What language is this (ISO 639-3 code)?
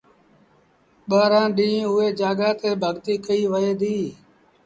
sbn